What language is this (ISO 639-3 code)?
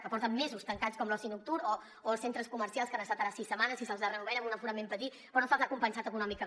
cat